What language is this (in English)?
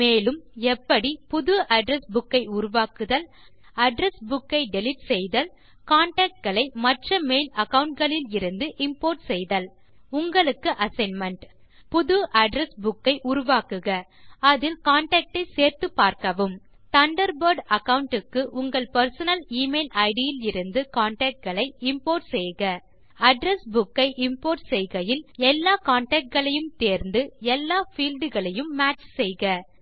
Tamil